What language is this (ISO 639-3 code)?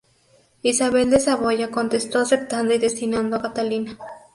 spa